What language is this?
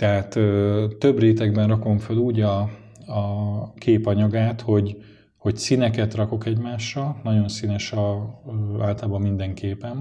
Hungarian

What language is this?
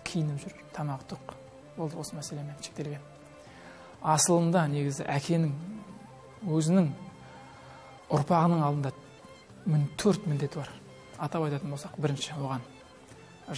Turkish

